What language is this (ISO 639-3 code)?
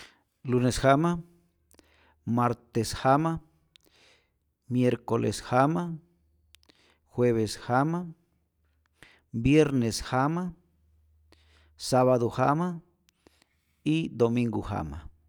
zor